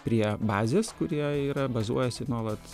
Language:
Lithuanian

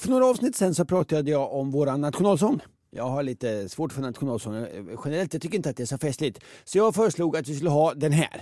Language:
Swedish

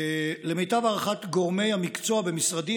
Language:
Hebrew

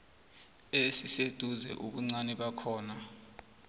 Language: South Ndebele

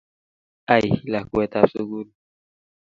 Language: Kalenjin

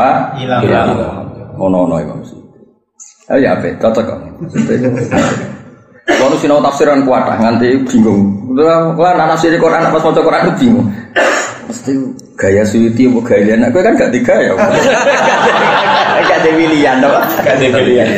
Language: Indonesian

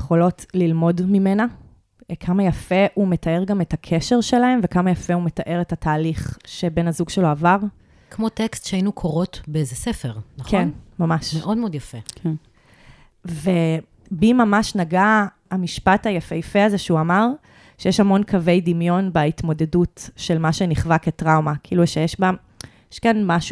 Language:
Hebrew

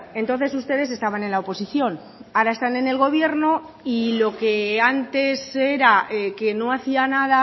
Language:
Spanish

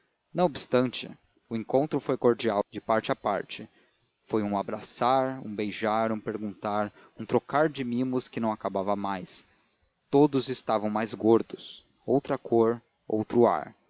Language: Portuguese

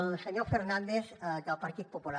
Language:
Catalan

